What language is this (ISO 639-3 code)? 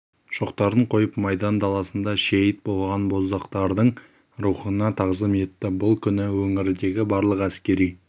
kaz